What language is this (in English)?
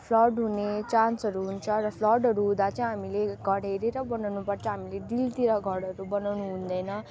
Nepali